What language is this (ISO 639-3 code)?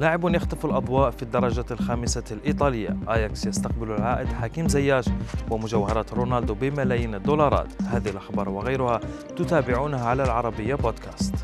ara